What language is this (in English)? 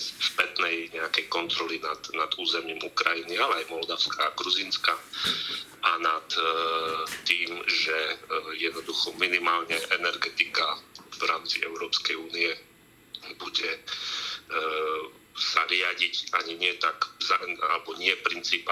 Slovak